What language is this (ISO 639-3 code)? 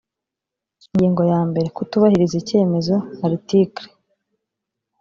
kin